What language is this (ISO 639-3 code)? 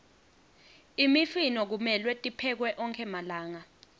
ssw